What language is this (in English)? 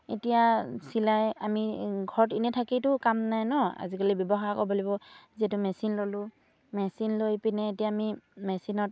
Assamese